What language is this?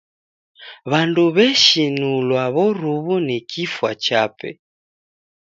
Taita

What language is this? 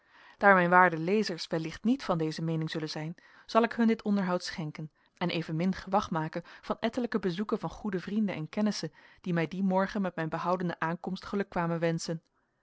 Dutch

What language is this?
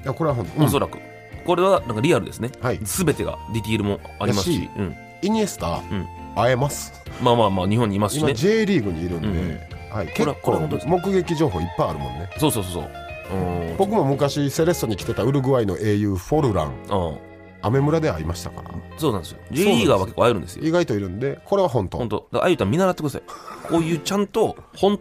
Japanese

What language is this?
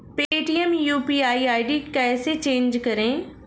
Hindi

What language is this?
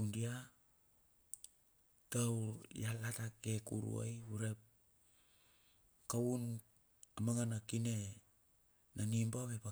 Bilur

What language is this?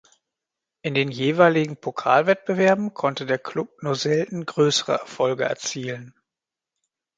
German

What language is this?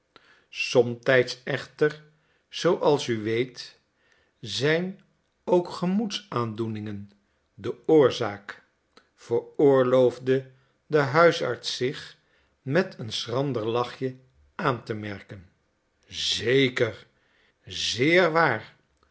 Dutch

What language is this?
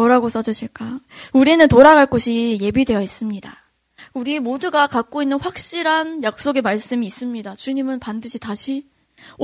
Korean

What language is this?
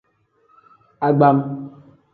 Tem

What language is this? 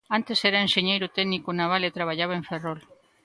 Galician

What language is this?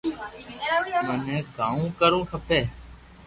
Loarki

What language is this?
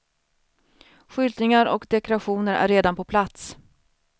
Swedish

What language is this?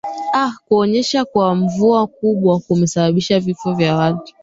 Swahili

